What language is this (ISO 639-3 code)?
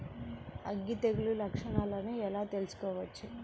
tel